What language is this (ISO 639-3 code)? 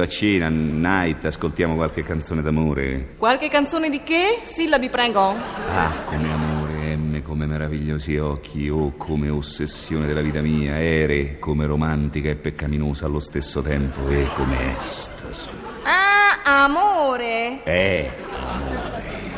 ita